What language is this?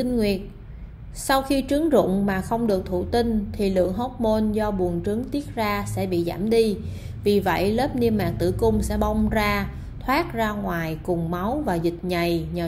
Vietnamese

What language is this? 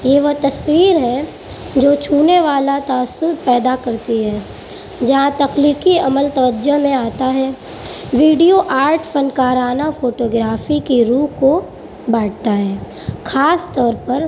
Urdu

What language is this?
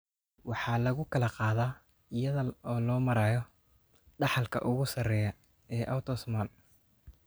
Somali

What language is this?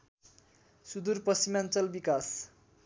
Nepali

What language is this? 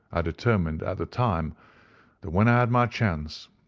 English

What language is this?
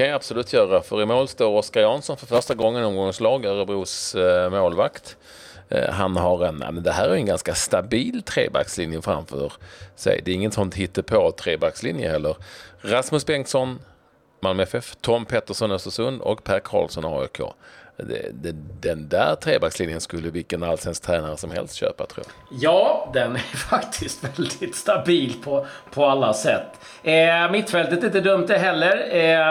Swedish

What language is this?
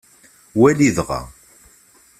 Kabyle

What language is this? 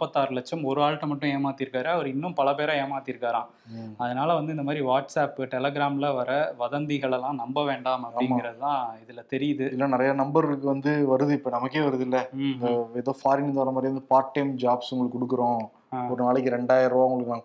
Tamil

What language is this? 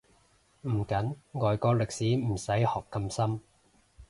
Cantonese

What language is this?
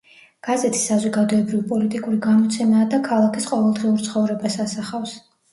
Georgian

